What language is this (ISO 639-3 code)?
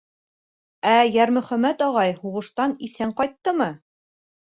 bak